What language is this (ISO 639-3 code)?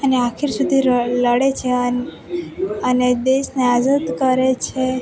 guj